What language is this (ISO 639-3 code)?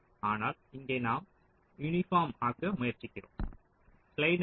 tam